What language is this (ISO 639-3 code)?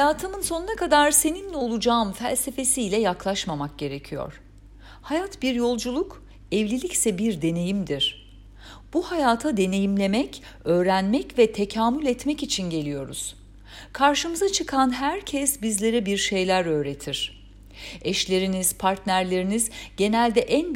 tur